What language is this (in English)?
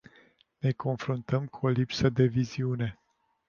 Romanian